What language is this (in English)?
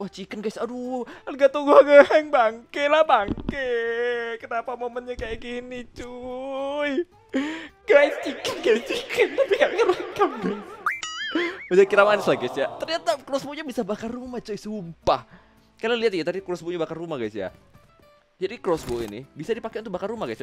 Indonesian